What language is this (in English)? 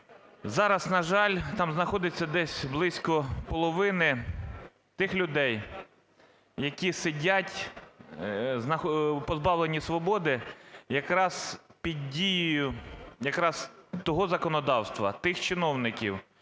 Ukrainian